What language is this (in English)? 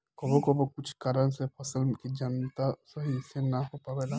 Bhojpuri